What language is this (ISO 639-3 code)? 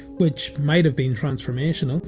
eng